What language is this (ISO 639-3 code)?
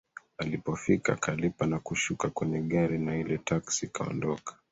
swa